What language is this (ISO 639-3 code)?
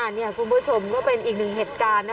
tha